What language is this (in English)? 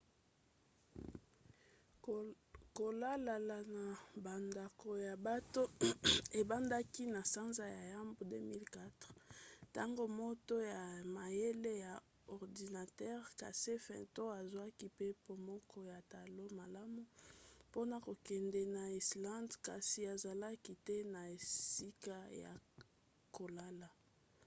Lingala